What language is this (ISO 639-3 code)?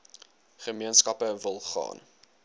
afr